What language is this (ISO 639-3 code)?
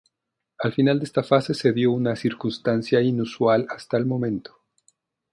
spa